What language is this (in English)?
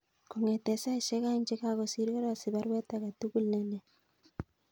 Kalenjin